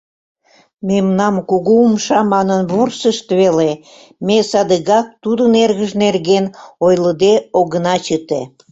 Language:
Mari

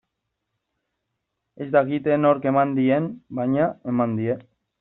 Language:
Basque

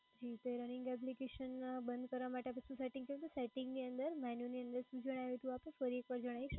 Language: Gujarati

